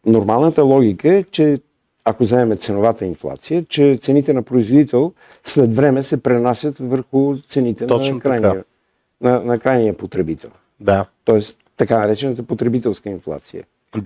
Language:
Bulgarian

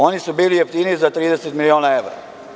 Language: Serbian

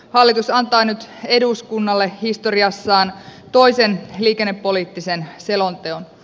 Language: Finnish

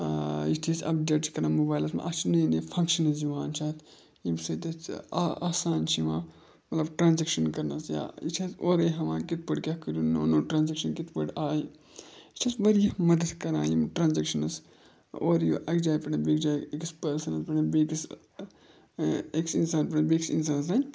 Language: Kashmiri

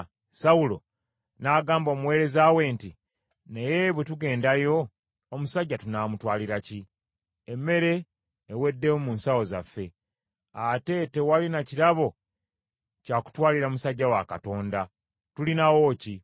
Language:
Ganda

